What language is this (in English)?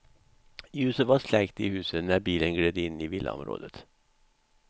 Swedish